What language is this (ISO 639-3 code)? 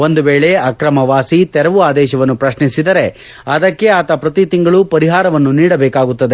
kan